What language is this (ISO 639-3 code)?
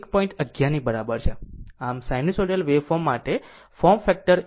guj